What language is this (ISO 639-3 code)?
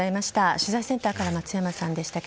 jpn